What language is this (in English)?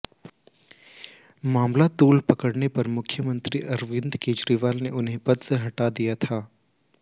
Hindi